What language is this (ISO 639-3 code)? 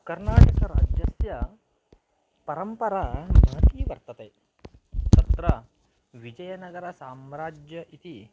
san